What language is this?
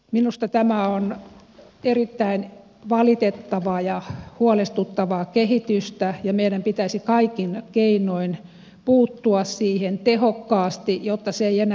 Finnish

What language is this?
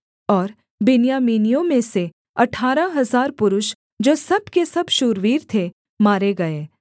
Hindi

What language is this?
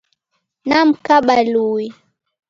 Taita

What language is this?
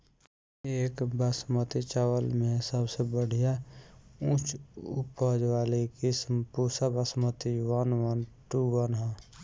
Bhojpuri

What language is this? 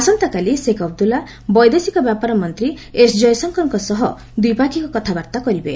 Odia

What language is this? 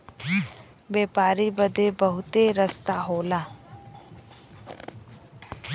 Bhojpuri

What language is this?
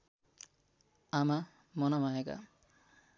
Nepali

